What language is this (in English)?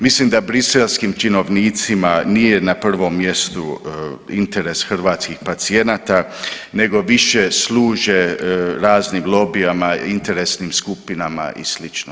Croatian